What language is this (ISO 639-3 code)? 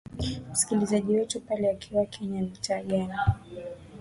swa